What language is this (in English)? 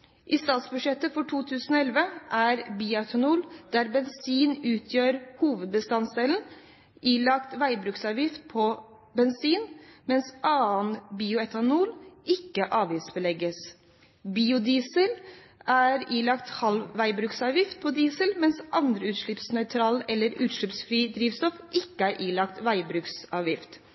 Norwegian Bokmål